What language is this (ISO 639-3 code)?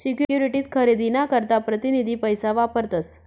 mar